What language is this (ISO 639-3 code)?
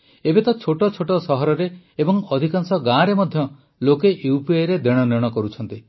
ori